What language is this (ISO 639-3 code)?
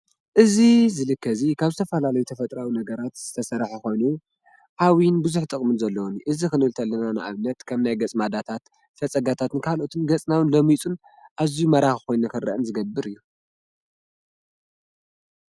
tir